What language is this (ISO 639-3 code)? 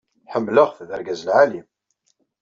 kab